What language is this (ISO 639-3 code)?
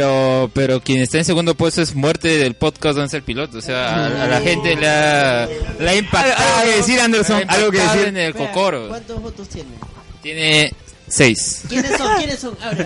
spa